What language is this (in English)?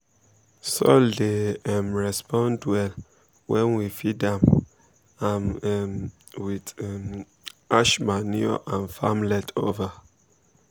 Nigerian Pidgin